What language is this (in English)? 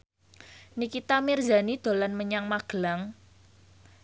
Javanese